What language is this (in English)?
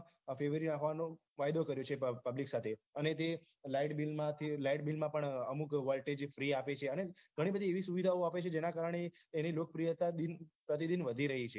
Gujarati